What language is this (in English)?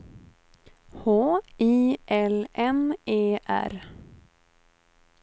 Swedish